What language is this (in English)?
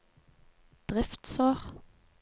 Norwegian